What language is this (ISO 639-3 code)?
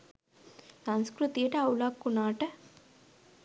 sin